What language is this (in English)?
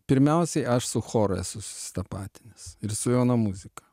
Lithuanian